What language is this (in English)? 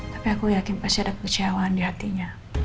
Indonesian